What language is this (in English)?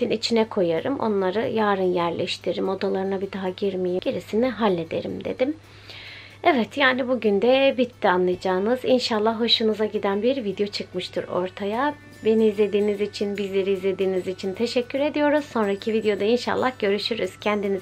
Turkish